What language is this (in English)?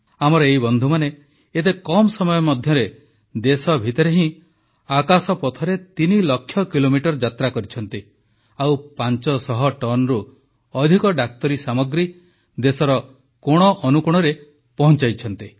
Odia